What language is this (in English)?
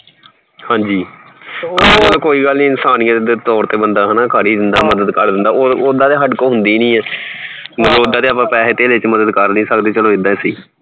Punjabi